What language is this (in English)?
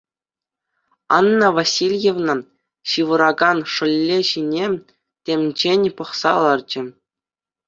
Chuvash